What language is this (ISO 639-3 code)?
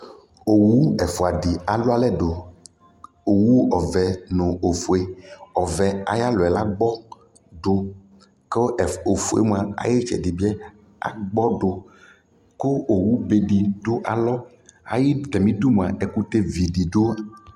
kpo